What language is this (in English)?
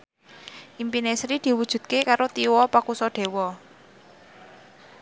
Javanese